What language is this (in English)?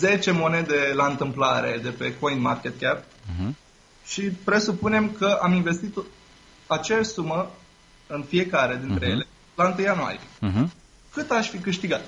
Romanian